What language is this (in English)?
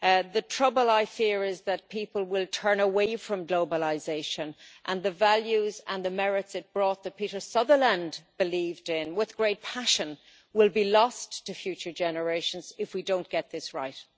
English